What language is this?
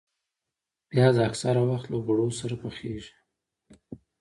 Pashto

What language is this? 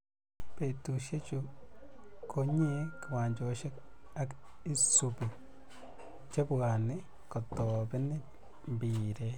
Kalenjin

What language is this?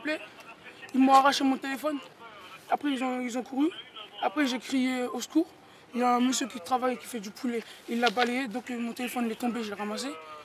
French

